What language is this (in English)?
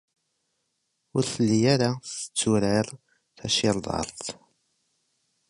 Kabyle